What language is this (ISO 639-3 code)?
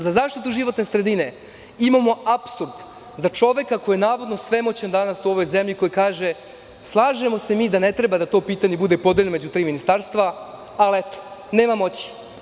srp